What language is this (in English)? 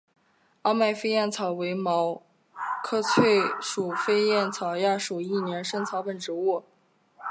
Chinese